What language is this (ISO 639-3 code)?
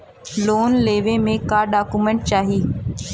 bho